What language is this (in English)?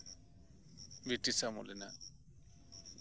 Santali